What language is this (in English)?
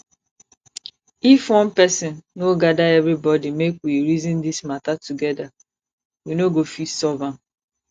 Nigerian Pidgin